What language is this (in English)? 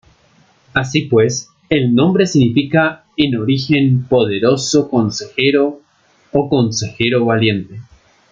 Spanish